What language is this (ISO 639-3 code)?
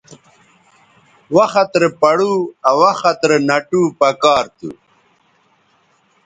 btv